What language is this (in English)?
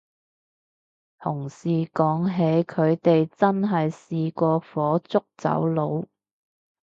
Cantonese